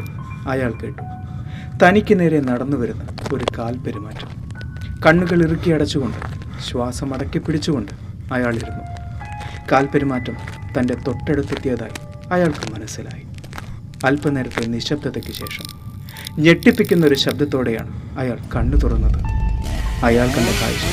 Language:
Malayalam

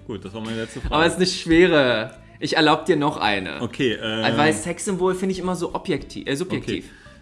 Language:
German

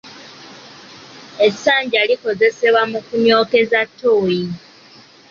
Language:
Ganda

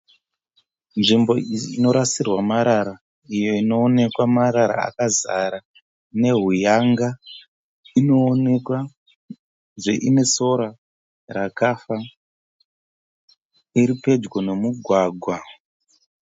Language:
Shona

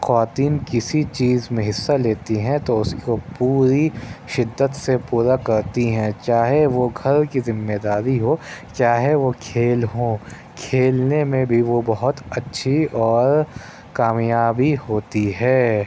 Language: Urdu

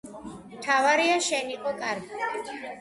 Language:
Georgian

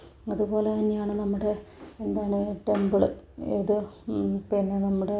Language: Malayalam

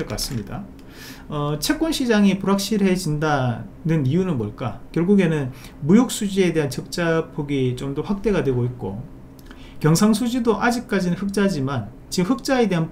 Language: Korean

